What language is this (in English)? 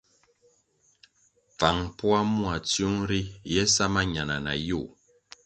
Kwasio